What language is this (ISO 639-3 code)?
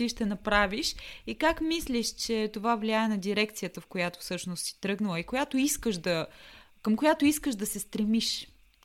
bul